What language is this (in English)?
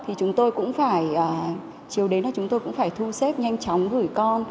Vietnamese